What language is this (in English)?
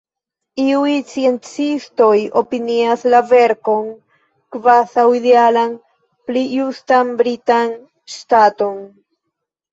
Esperanto